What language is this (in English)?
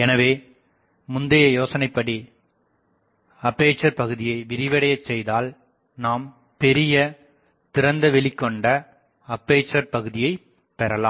Tamil